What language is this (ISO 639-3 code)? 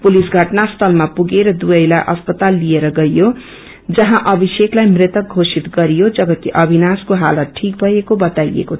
nep